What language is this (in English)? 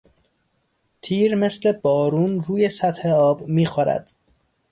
Persian